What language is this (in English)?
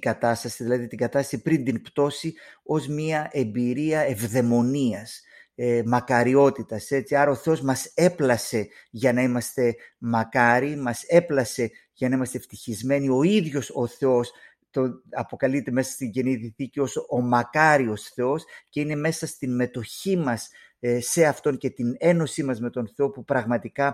Greek